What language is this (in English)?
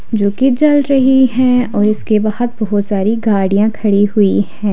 Hindi